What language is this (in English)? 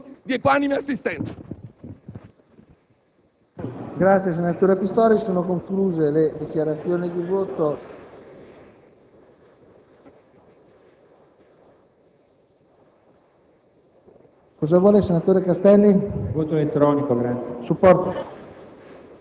Italian